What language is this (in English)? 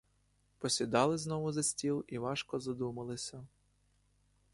Ukrainian